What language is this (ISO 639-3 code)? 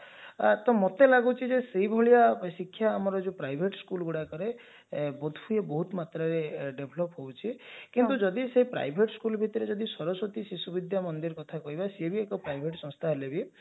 ori